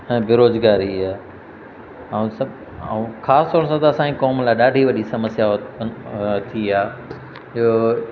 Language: Sindhi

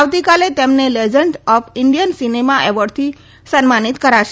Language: Gujarati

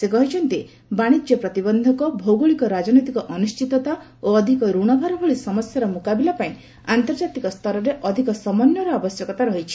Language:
Odia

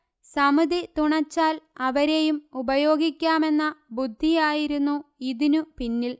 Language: Malayalam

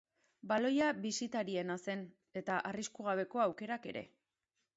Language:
Basque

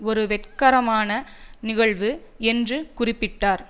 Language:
Tamil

